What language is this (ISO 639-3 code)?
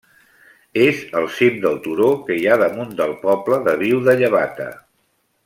cat